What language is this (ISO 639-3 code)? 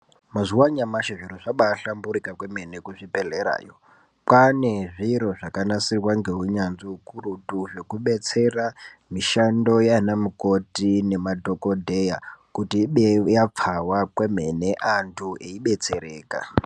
ndc